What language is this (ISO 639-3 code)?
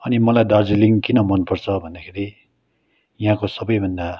nep